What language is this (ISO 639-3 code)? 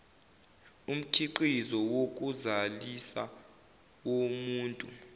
zul